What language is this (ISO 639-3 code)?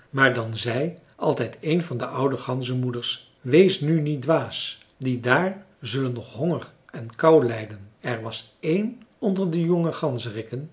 nld